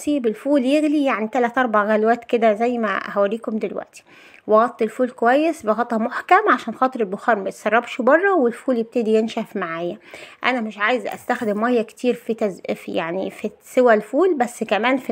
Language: Arabic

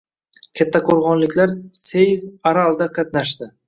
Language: Uzbek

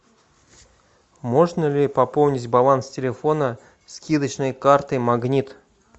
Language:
Russian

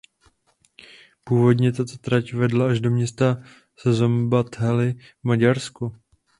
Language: Czech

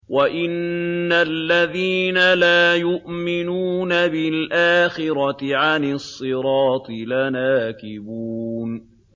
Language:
Arabic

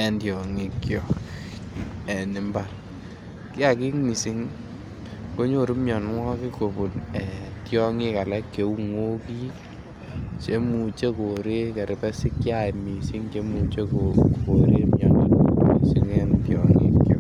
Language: Kalenjin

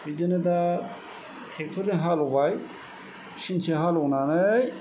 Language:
Bodo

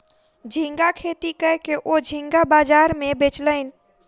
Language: Maithili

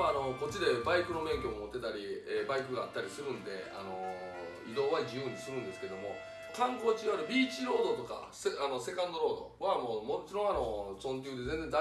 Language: Japanese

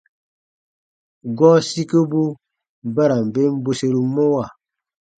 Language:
Baatonum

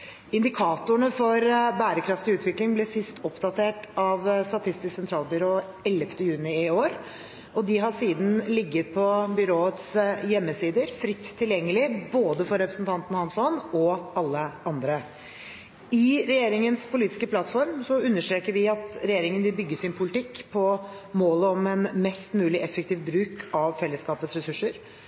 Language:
Norwegian Bokmål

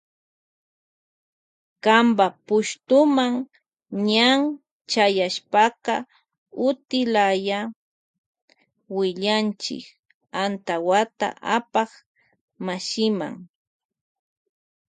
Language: Loja Highland Quichua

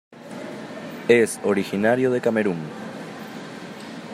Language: Spanish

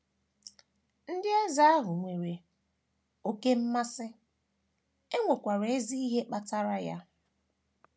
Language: Igbo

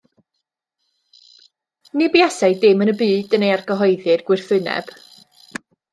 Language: Welsh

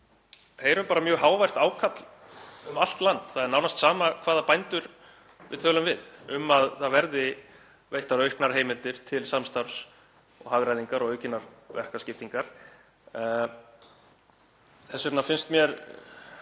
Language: Icelandic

